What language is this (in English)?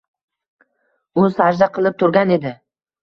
Uzbek